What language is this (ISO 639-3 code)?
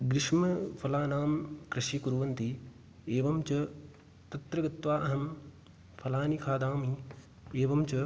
san